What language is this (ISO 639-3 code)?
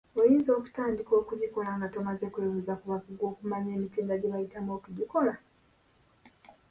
lug